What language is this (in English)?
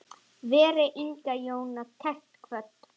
Icelandic